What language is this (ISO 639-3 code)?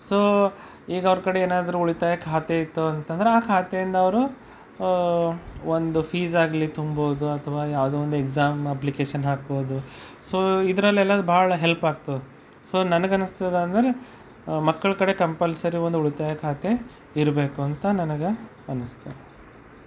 kan